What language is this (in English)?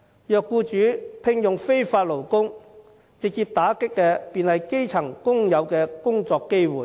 Cantonese